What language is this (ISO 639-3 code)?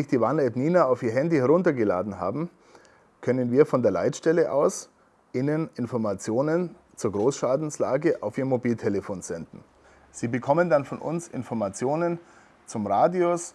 deu